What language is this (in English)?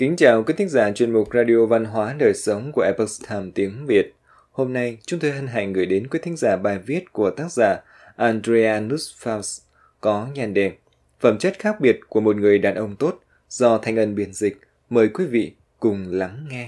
Vietnamese